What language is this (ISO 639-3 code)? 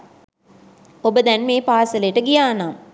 sin